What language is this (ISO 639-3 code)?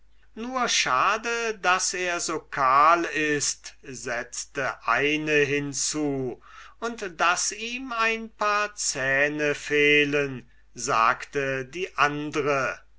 deu